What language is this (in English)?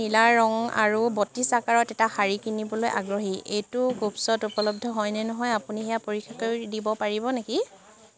Assamese